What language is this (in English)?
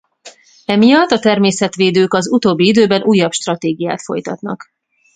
Hungarian